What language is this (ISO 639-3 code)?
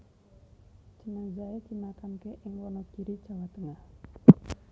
jav